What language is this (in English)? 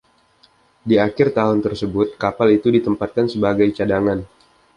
Indonesian